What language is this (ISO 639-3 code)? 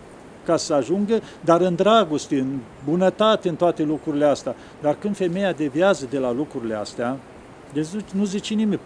ron